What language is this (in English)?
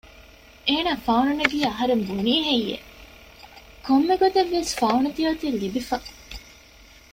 Divehi